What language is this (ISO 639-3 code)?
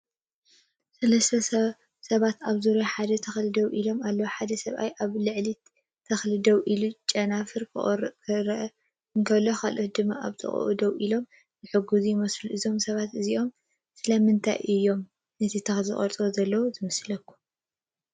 tir